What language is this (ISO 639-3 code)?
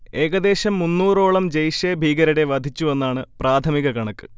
mal